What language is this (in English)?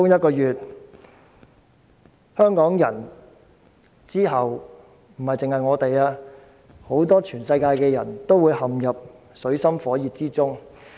Cantonese